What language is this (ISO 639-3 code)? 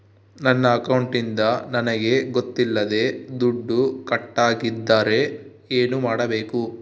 kan